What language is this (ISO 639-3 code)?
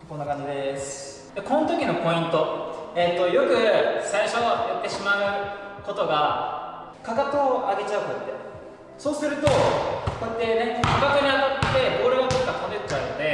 jpn